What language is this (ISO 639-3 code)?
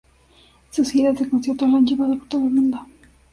spa